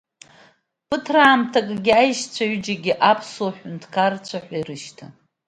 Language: Abkhazian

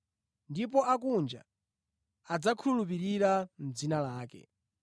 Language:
Nyanja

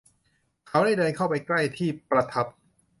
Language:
Thai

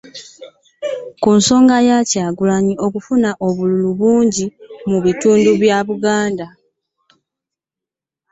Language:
Ganda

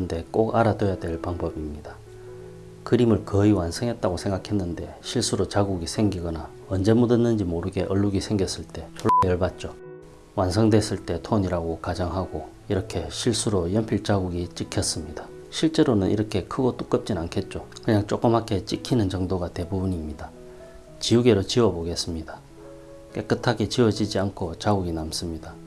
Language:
Korean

